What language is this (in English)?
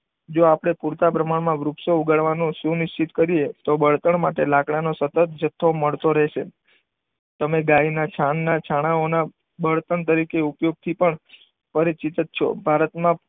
Gujarati